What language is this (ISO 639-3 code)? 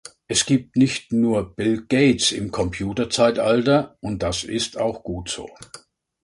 deu